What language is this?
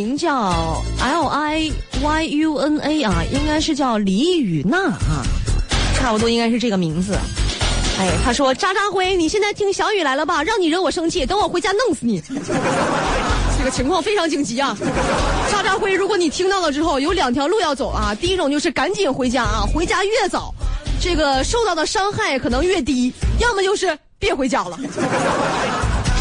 Chinese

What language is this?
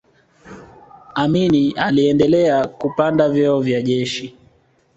Swahili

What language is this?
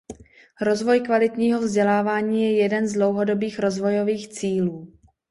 Czech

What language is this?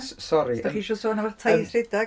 Welsh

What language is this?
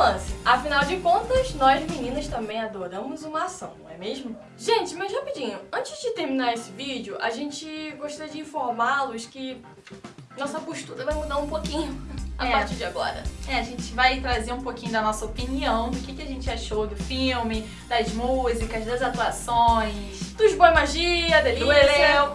Portuguese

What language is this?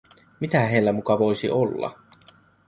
Finnish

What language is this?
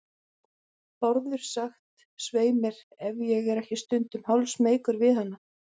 Icelandic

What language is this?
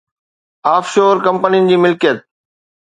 Sindhi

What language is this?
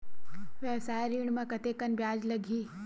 Chhattisgarhi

